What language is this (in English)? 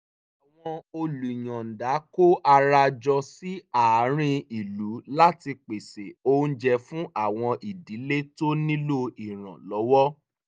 Yoruba